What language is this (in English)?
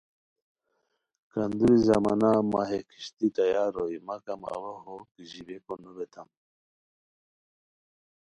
Khowar